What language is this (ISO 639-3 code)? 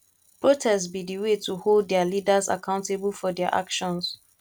pcm